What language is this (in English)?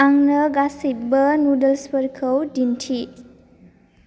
Bodo